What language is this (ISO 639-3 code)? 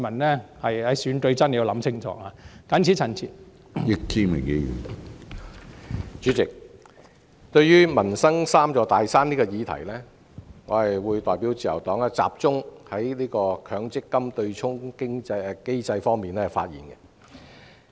yue